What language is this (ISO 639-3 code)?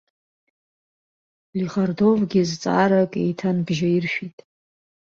abk